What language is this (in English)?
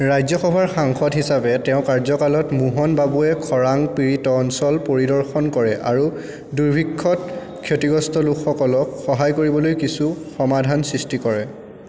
Assamese